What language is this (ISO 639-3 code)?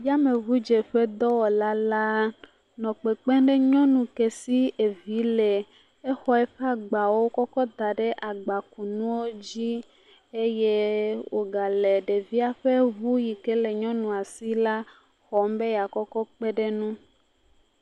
ewe